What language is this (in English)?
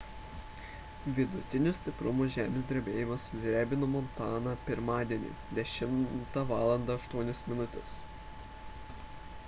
Lithuanian